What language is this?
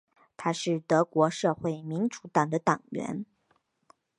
Chinese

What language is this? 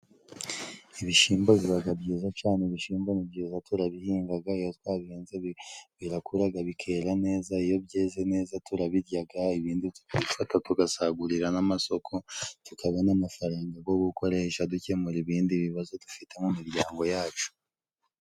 Kinyarwanda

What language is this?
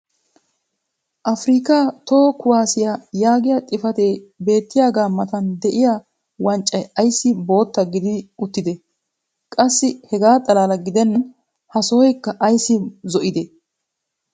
Wolaytta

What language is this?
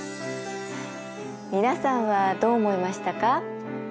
Japanese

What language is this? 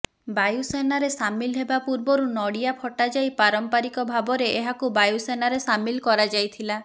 Odia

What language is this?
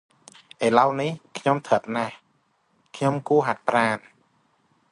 Khmer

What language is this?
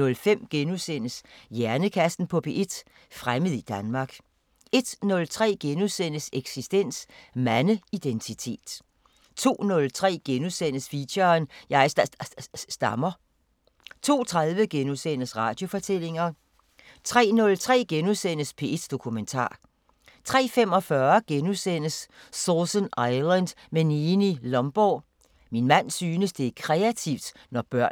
Danish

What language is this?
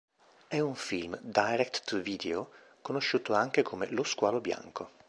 Italian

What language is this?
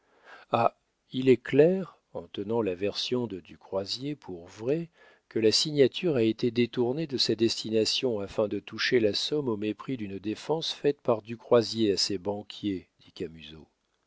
French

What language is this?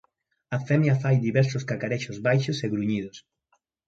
Galician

